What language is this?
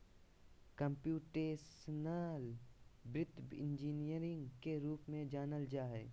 Magahi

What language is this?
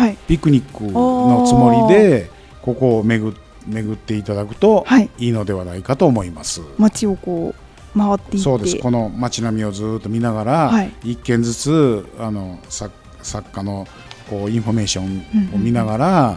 Japanese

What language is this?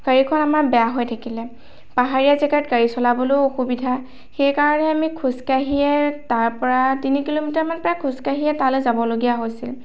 Assamese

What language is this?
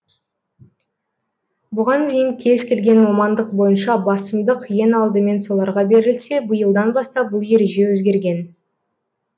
Kazakh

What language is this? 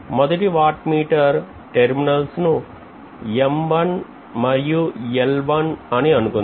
Telugu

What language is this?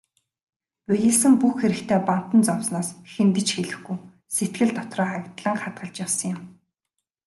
Mongolian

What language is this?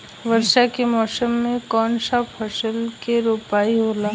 Bhojpuri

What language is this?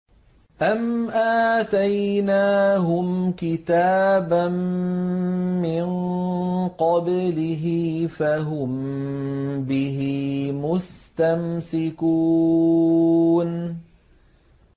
Arabic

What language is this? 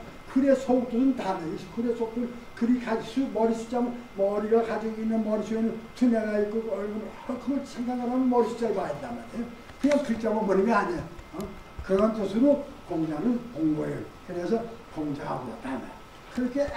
Korean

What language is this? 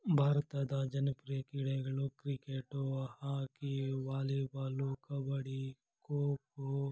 Kannada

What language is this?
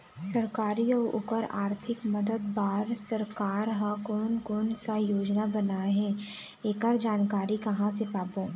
Chhattisgarhi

